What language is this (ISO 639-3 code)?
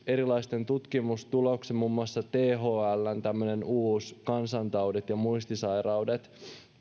fin